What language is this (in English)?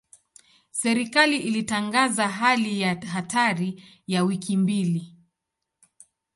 Swahili